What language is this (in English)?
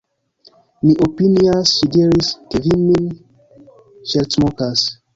Esperanto